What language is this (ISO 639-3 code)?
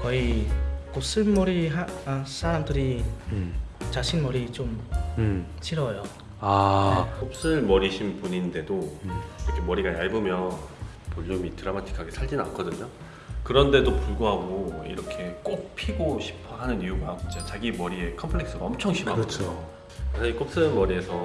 kor